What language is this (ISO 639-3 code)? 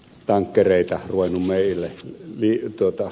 fin